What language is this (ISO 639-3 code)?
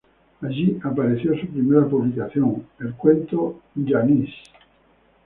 spa